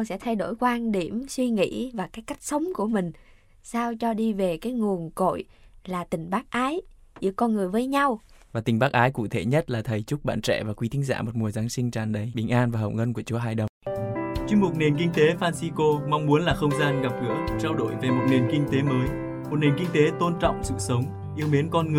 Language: Vietnamese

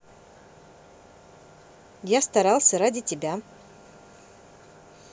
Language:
Russian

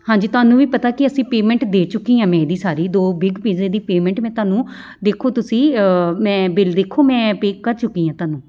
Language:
Punjabi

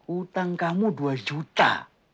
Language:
Indonesian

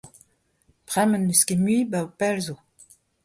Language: Breton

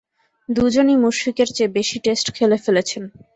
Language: Bangla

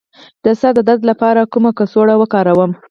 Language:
Pashto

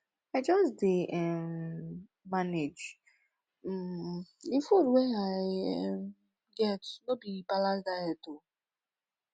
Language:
Nigerian Pidgin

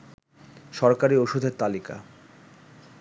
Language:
Bangla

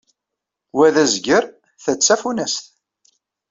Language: Kabyle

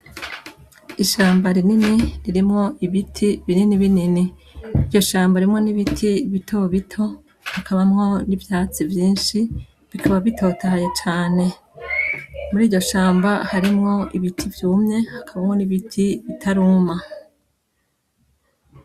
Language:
Rundi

